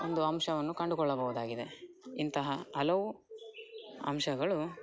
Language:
Kannada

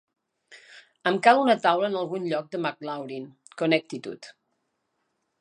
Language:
Catalan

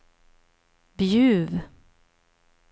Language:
Swedish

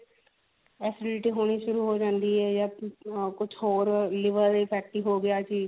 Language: Punjabi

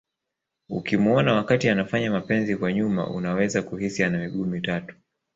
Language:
Swahili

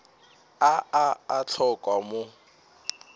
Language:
Northern Sotho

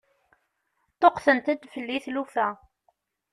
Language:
Kabyle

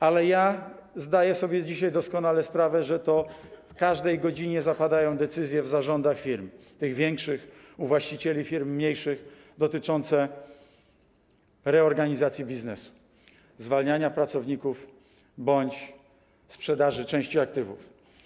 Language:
Polish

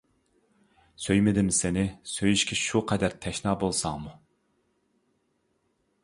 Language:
Uyghur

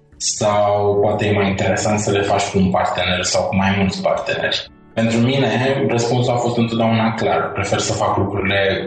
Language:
Romanian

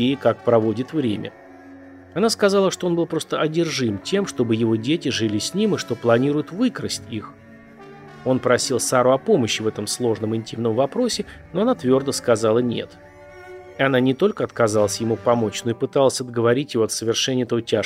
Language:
Russian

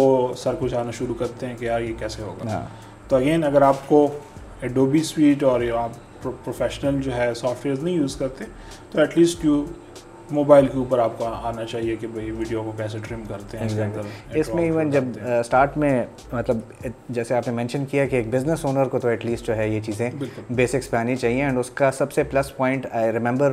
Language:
Urdu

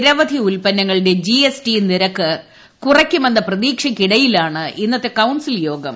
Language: Malayalam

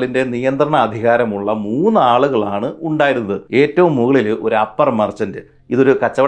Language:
Malayalam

